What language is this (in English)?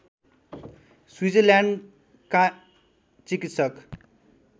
Nepali